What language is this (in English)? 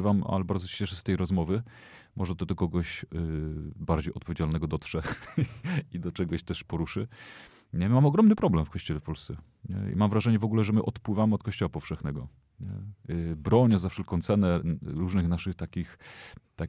Polish